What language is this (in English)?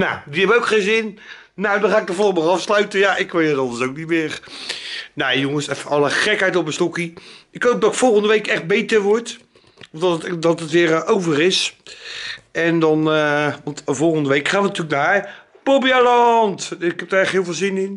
Dutch